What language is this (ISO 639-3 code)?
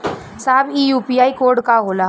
bho